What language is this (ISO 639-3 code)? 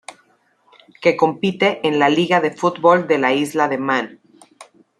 spa